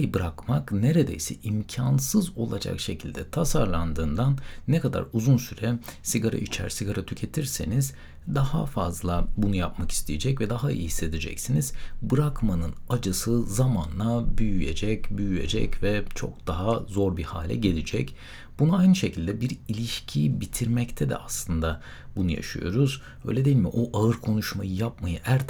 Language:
Turkish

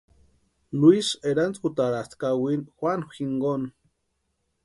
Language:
Western Highland Purepecha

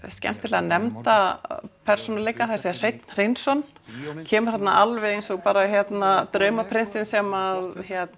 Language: Icelandic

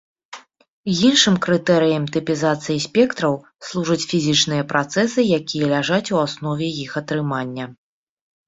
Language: Belarusian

